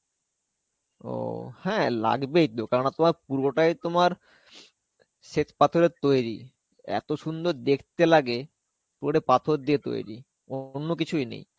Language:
Bangla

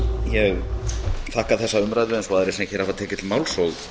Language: Icelandic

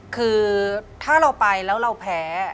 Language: Thai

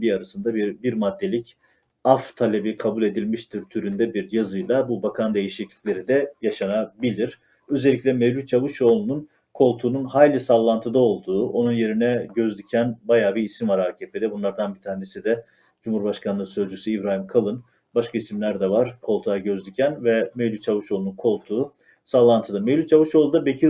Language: Turkish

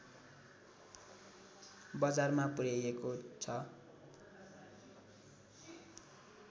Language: Nepali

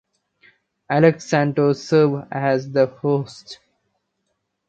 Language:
English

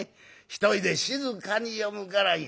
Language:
Japanese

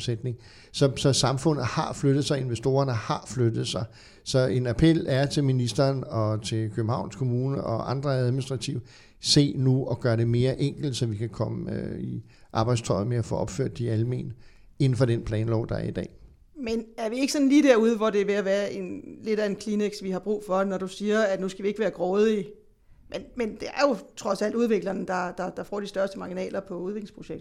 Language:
Danish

